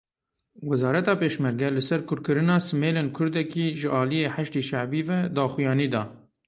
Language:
Kurdish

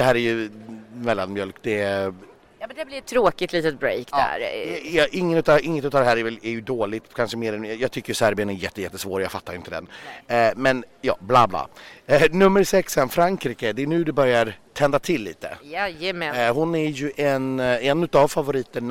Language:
Swedish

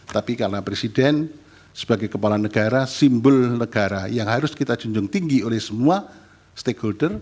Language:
Indonesian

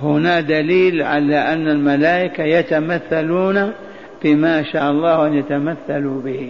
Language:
Arabic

